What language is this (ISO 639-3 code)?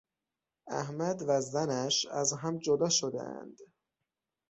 fas